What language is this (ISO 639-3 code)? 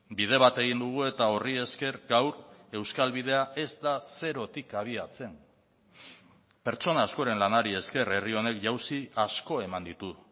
eus